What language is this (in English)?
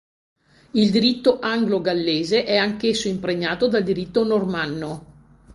Italian